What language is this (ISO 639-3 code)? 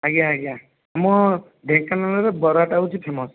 ori